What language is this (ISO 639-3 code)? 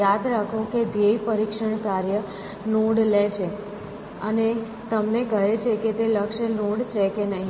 guj